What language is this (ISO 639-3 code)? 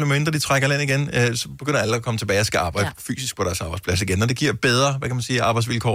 dan